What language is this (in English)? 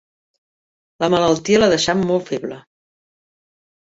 Catalan